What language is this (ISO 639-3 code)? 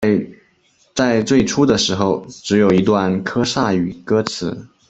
zho